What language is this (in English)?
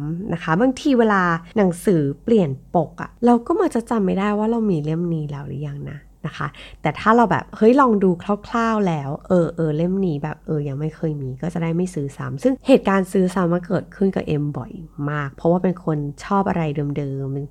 Thai